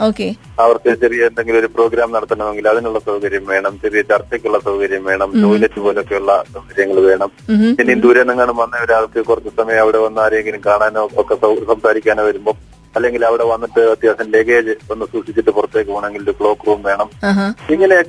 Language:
Malayalam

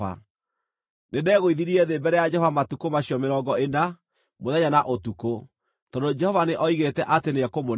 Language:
Kikuyu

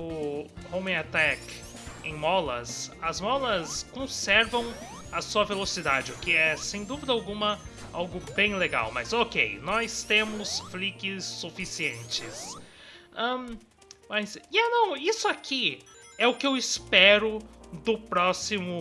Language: Portuguese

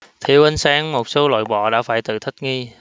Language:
Vietnamese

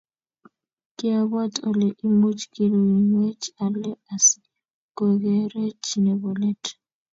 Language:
Kalenjin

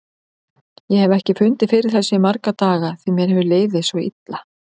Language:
Icelandic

